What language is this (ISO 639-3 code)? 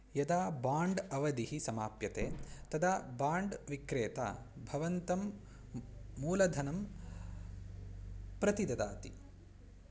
san